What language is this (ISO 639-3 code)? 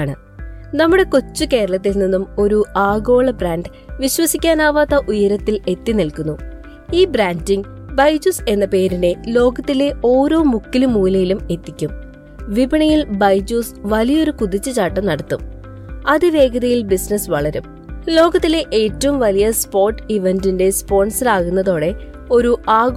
mal